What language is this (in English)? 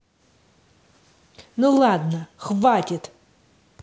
Russian